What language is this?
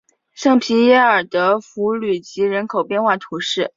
Chinese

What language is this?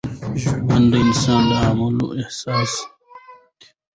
Pashto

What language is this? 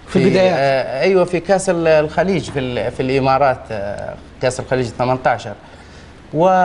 Arabic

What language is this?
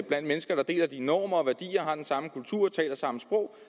Danish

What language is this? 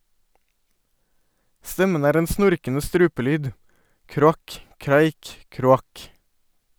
Norwegian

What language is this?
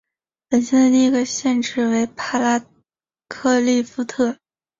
Chinese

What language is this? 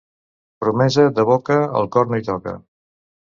Catalan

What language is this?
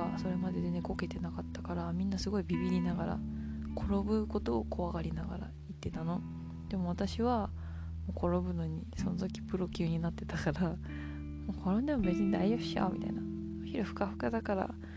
Japanese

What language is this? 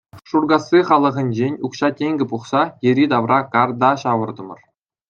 Chuvash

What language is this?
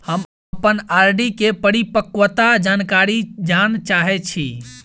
Maithili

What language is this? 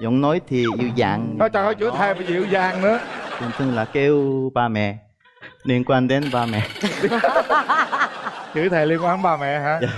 Vietnamese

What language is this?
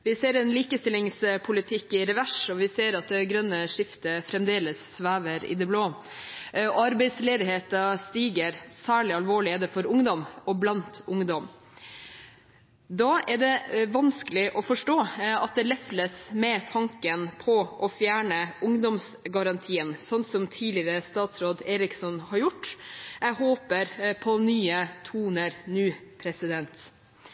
Norwegian Bokmål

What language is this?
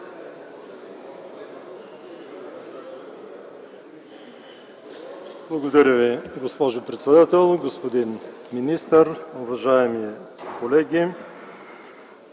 Bulgarian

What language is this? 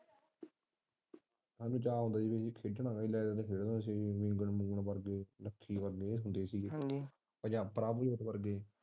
Punjabi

